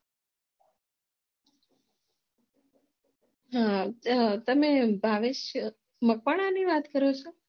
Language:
Gujarati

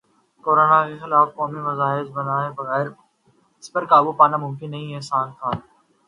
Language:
Urdu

